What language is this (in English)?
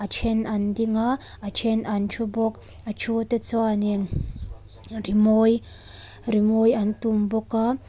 Mizo